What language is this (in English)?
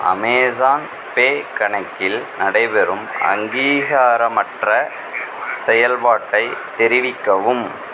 Tamil